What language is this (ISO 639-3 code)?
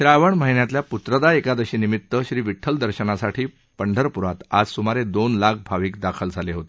mar